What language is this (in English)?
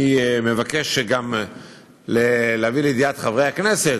Hebrew